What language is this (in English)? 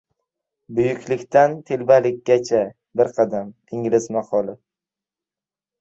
Uzbek